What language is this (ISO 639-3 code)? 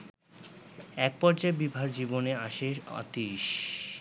ben